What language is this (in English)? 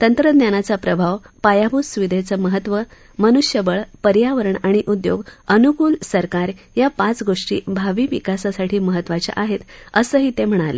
Marathi